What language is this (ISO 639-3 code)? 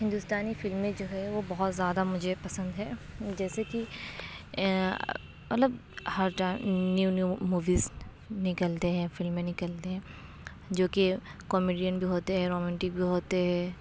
urd